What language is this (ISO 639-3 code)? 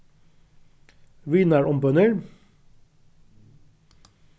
fao